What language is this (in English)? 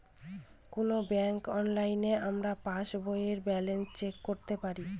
Bangla